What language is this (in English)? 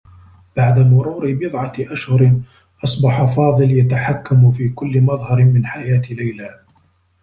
Arabic